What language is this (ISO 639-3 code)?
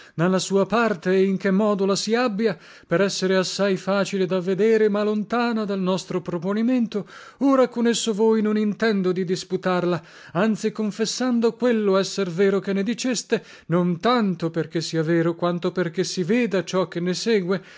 ita